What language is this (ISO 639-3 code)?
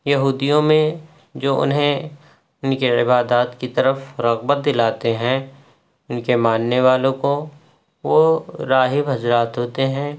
urd